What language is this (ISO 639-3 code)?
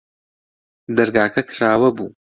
ckb